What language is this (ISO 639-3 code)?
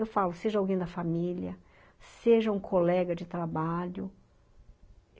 por